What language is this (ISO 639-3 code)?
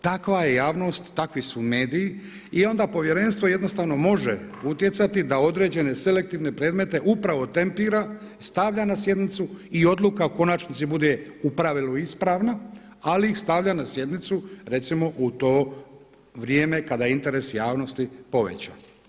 hrv